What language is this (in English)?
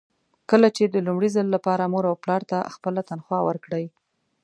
Pashto